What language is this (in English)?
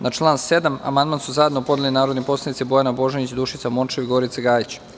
Serbian